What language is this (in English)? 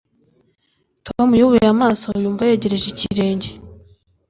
Kinyarwanda